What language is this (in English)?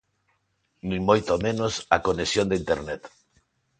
Galician